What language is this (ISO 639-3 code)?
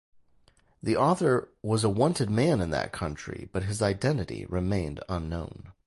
eng